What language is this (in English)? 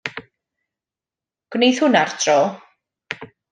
Welsh